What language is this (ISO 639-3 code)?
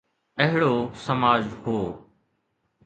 snd